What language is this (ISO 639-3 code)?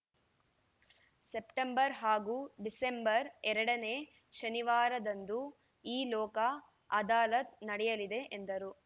kan